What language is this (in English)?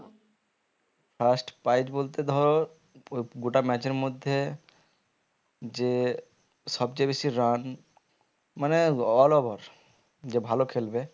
Bangla